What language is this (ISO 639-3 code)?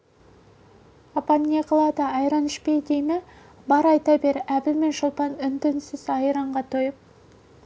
kaz